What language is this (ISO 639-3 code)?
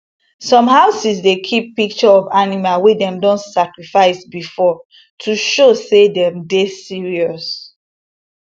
pcm